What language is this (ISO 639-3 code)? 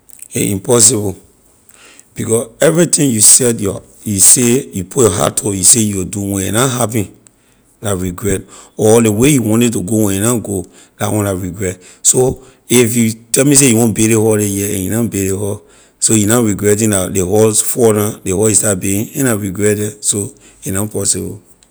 lir